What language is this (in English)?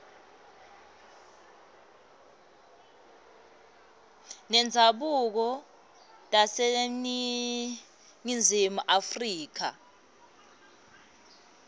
Swati